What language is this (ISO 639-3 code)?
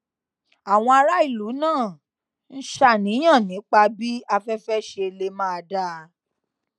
yor